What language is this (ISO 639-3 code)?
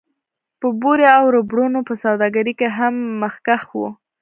pus